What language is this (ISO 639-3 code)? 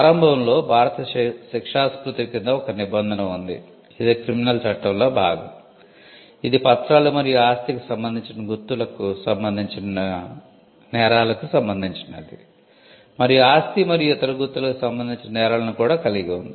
tel